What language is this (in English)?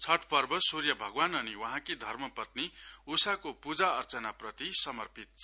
Nepali